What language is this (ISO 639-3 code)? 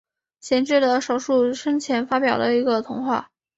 zho